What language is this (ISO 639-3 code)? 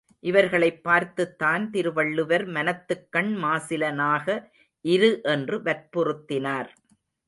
tam